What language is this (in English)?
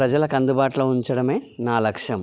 Telugu